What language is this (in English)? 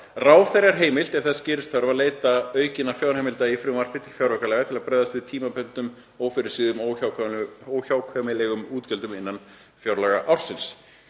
Icelandic